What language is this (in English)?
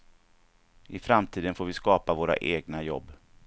Swedish